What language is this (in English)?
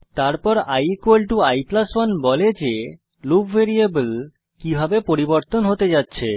Bangla